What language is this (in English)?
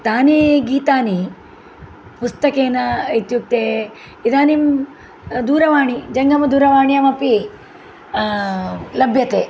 Sanskrit